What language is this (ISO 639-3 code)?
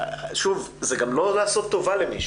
heb